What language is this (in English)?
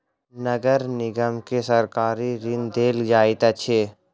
Maithili